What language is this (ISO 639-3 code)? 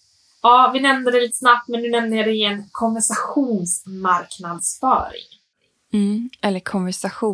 swe